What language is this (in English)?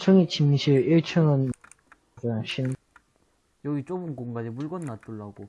Korean